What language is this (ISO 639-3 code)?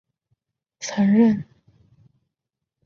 zho